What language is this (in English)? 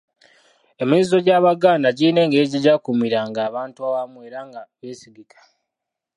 Ganda